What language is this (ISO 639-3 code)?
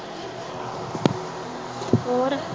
pan